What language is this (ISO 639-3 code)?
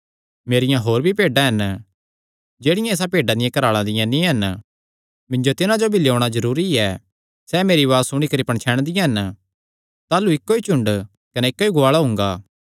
xnr